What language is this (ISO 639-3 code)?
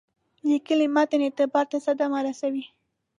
pus